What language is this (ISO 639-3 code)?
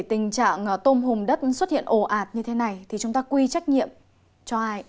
vie